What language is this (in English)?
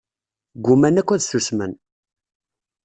Kabyle